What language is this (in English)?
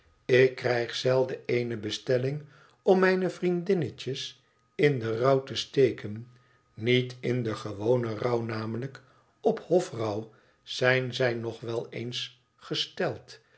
Dutch